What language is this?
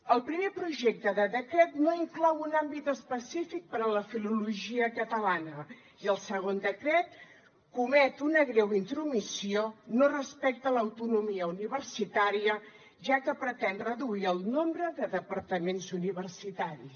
Catalan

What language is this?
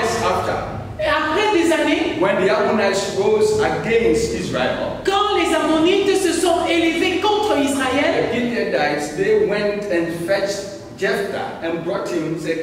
French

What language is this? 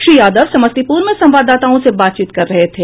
Hindi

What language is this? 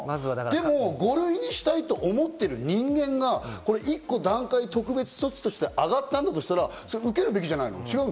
Japanese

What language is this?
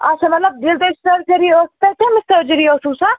Kashmiri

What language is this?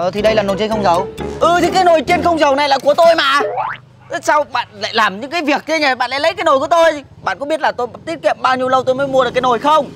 Vietnamese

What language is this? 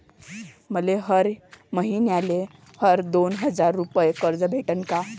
Marathi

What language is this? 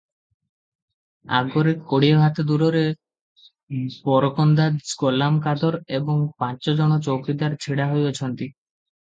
Odia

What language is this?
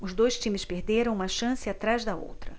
Portuguese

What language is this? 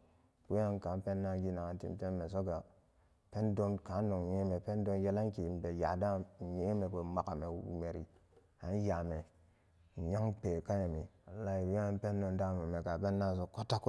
Samba Daka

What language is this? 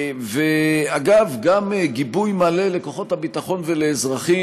Hebrew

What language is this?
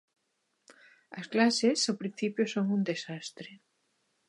Galician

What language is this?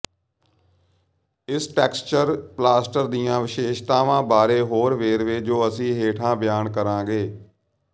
Punjabi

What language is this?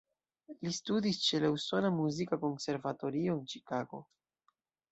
Esperanto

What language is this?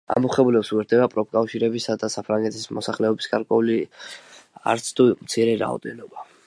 Georgian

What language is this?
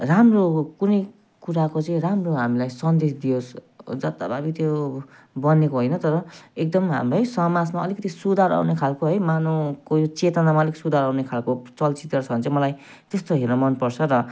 Nepali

